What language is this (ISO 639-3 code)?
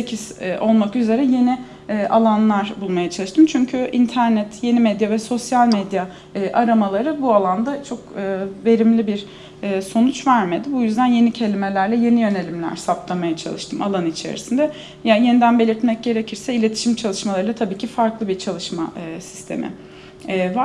tur